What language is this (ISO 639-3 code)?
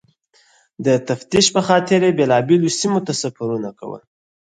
pus